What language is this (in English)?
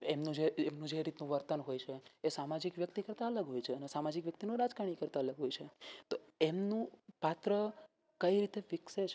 Gujarati